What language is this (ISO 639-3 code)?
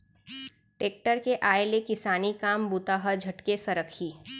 hne